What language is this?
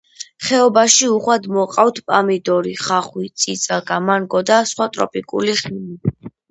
Georgian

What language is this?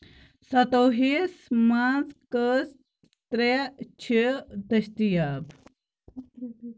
Kashmiri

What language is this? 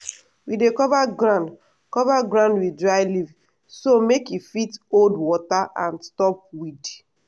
Nigerian Pidgin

